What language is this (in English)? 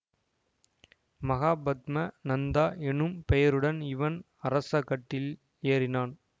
Tamil